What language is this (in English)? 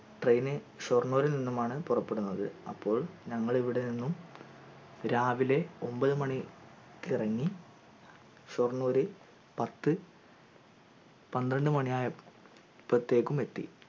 Malayalam